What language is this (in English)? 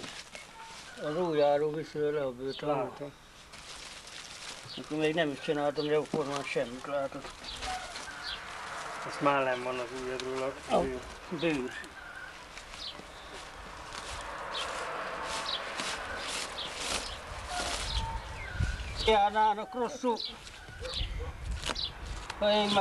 Hungarian